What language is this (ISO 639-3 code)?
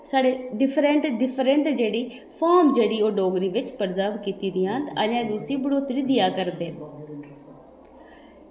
doi